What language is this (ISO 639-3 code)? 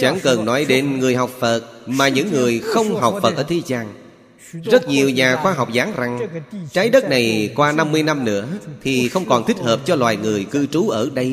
vie